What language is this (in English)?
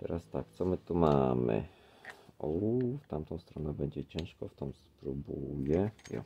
Polish